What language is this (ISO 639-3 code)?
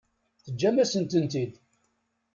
kab